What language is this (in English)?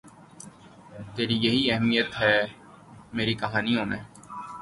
Urdu